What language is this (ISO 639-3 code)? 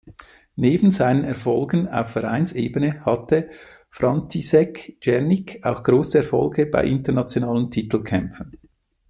deu